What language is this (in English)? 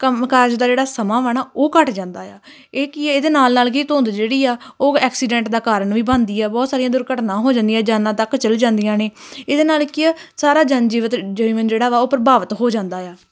Punjabi